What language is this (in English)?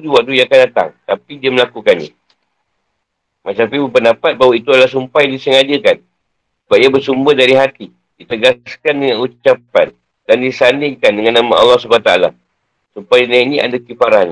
Malay